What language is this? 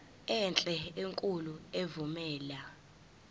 Zulu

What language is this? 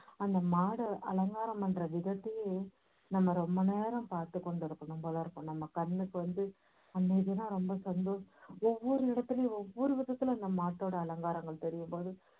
Tamil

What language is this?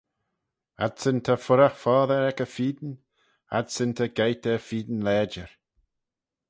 Manx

